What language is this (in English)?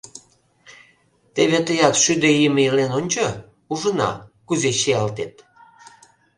Mari